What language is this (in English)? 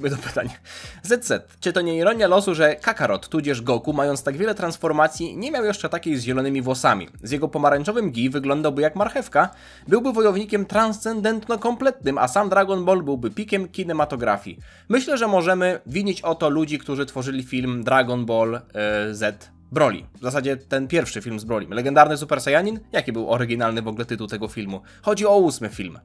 Polish